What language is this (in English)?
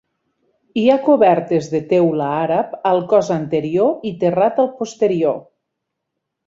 Catalan